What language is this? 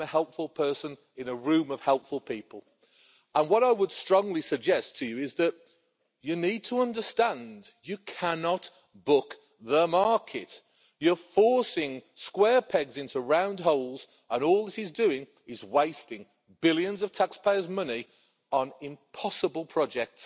English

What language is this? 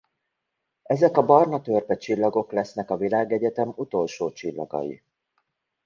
Hungarian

